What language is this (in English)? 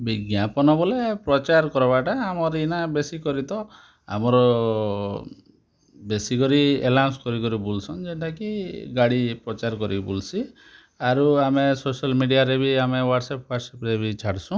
Odia